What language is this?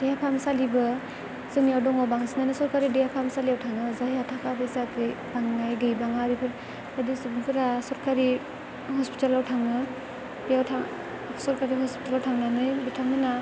Bodo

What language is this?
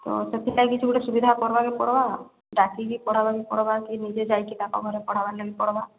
Odia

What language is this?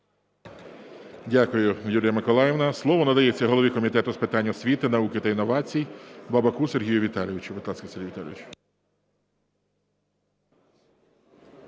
Ukrainian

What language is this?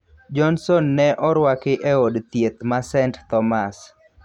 Luo (Kenya and Tanzania)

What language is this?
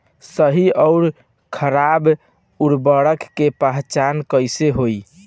Bhojpuri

